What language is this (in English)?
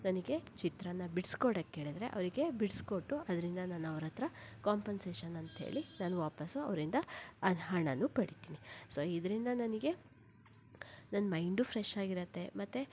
Kannada